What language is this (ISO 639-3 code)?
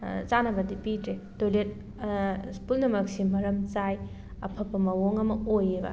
mni